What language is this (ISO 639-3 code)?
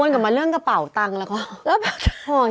tha